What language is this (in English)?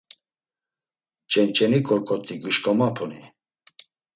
Laz